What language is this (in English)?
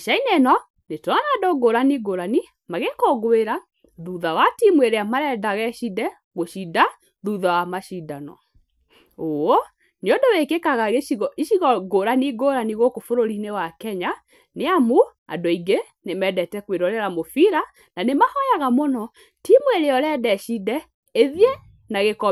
Kikuyu